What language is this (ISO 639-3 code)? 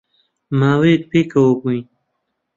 ckb